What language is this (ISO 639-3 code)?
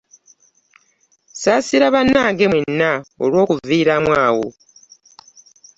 lug